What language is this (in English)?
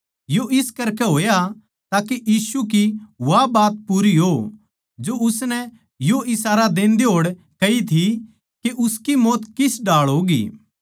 Haryanvi